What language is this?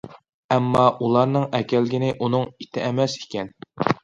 Uyghur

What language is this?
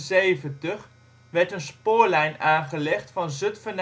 Dutch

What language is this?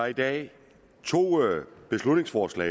Danish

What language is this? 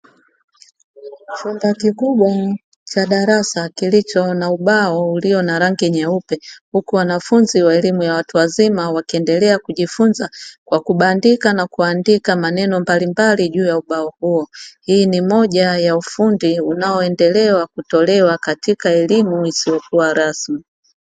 Swahili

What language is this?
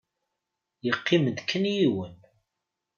Kabyle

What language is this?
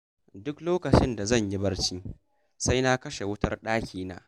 Hausa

